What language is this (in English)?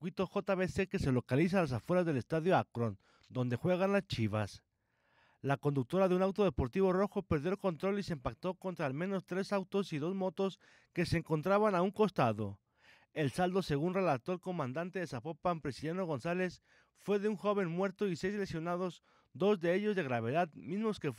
Spanish